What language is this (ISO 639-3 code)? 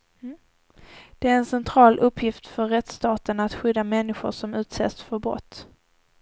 swe